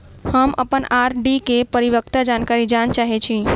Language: Maithili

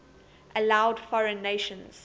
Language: English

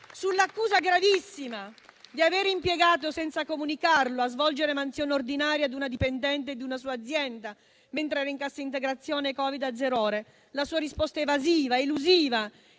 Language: Italian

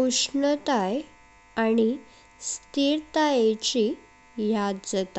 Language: Konkani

